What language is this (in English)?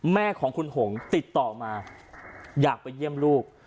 Thai